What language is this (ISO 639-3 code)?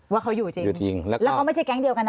tha